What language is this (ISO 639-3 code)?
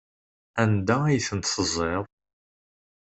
kab